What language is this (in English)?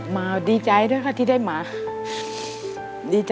Thai